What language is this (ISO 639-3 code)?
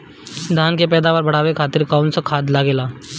bho